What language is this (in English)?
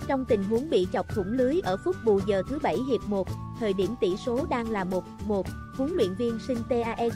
Vietnamese